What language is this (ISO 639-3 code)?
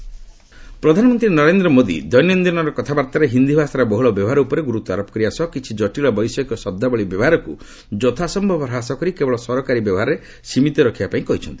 ori